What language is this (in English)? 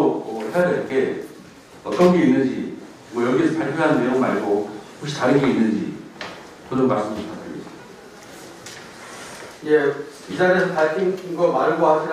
Korean